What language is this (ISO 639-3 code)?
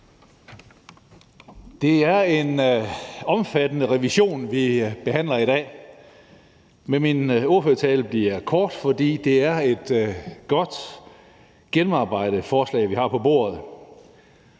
dan